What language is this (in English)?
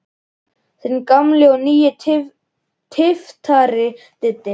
Icelandic